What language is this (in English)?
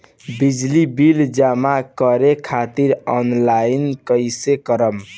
Bhojpuri